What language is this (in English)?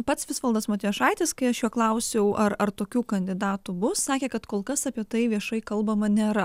Lithuanian